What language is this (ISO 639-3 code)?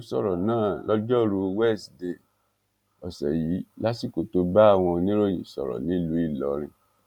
yor